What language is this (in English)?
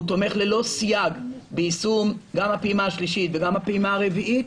Hebrew